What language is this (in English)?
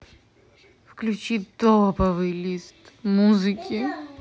Russian